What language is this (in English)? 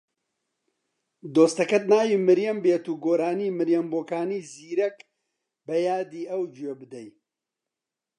Central Kurdish